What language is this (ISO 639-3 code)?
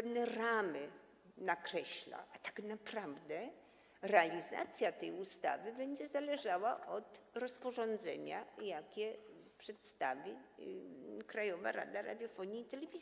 pol